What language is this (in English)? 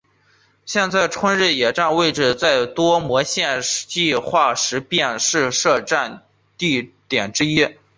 Chinese